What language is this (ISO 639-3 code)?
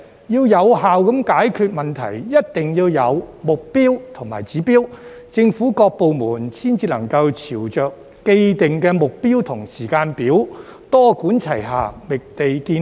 yue